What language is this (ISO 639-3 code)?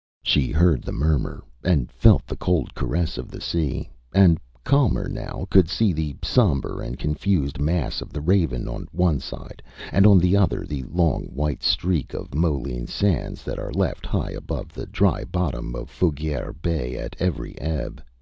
eng